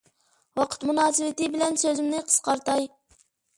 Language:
Uyghur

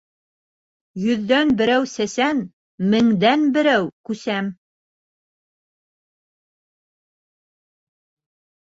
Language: Bashkir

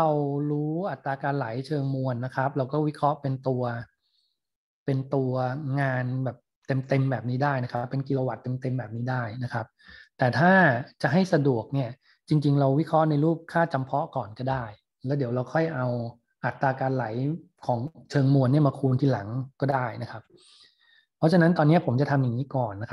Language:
Thai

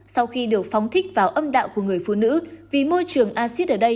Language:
Vietnamese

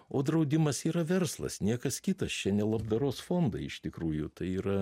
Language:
Lithuanian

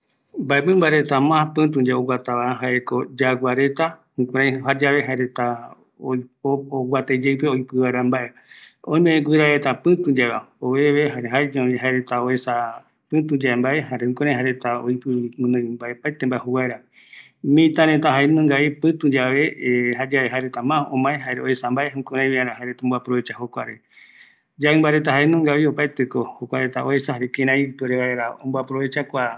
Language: Eastern Bolivian Guaraní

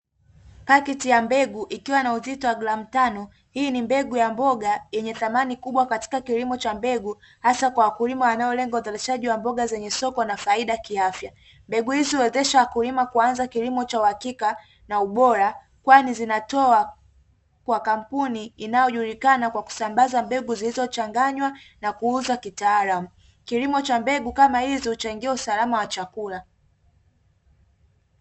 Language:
Swahili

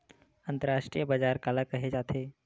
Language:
Chhattisgarhi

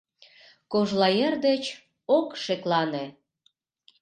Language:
Mari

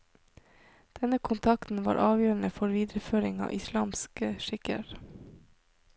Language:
Norwegian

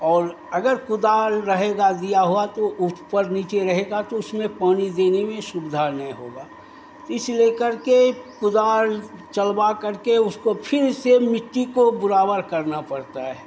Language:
Hindi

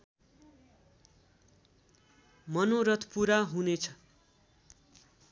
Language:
Nepali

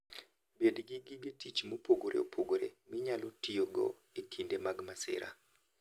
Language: Luo (Kenya and Tanzania)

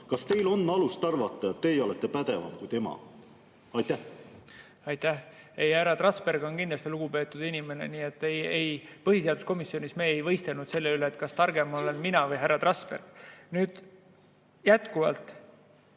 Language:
Estonian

